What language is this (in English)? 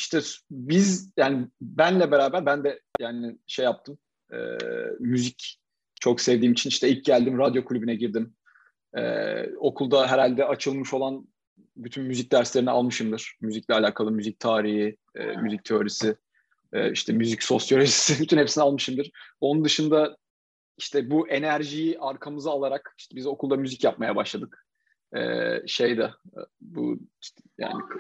Turkish